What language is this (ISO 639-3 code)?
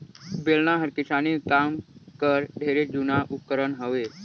hne